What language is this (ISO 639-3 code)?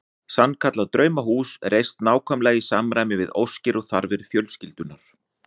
isl